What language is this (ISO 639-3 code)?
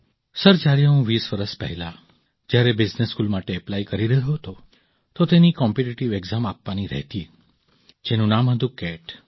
guj